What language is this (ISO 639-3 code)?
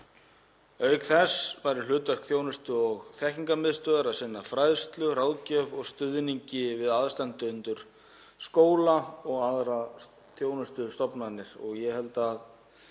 isl